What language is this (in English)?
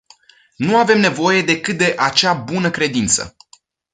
Romanian